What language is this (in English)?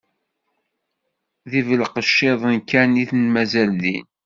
Kabyle